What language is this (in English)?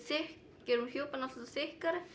Icelandic